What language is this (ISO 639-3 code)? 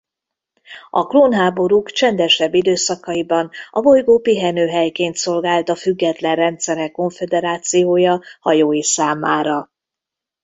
hun